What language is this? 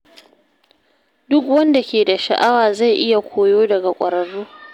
Hausa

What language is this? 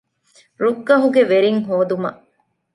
Divehi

